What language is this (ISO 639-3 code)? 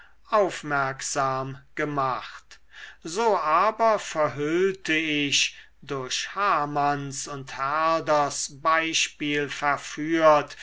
deu